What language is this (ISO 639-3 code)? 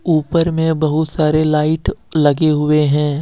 hin